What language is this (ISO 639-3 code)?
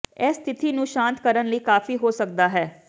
pan